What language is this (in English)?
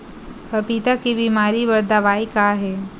Chhattisgarhi